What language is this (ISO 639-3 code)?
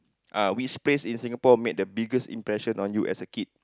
eng